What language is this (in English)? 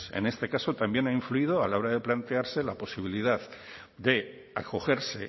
Spanish